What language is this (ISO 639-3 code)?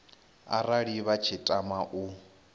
ven